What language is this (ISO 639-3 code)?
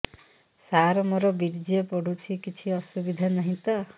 ori